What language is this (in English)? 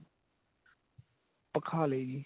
Punjabi